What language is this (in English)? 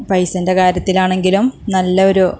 Malayalam